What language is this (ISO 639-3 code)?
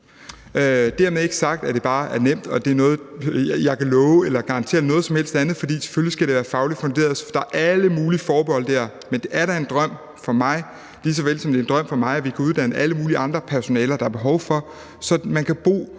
dan